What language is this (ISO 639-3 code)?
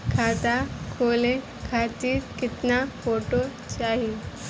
bho